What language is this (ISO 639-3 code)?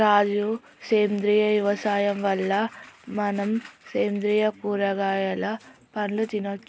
tel